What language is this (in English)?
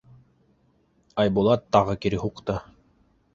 Bashkir